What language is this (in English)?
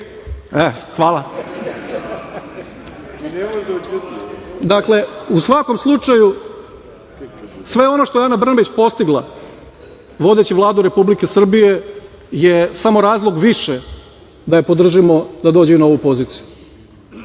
Serbian